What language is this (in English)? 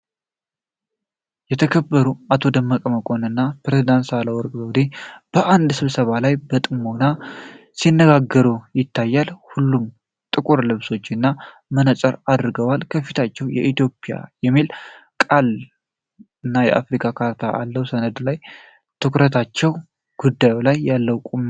Amharic